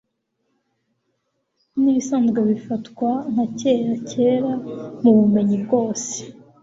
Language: Kinyarwanda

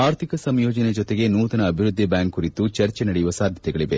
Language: Kannada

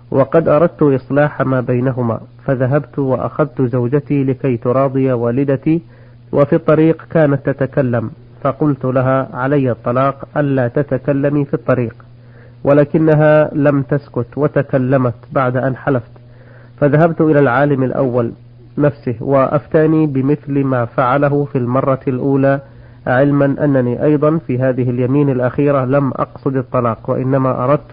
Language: Arabic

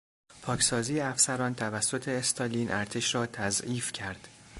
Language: Persian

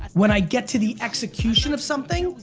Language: English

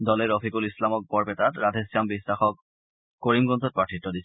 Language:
Assamese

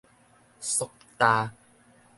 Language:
Min Nan Chinese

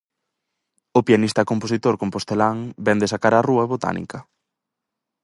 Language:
Galician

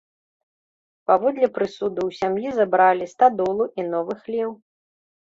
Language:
Belarusian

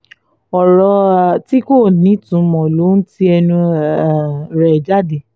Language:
Yoruba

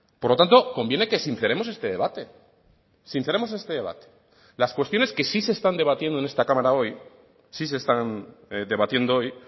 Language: Spanish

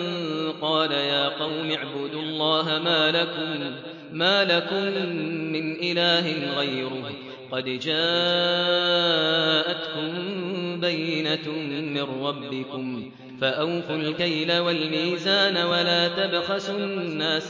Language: Arabic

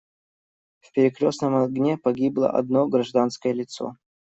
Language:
Russian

